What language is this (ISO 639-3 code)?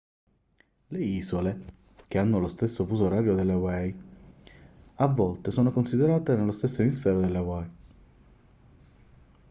ita